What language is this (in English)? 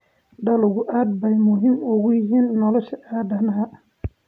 Somali